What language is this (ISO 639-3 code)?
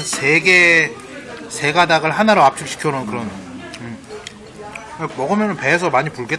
kor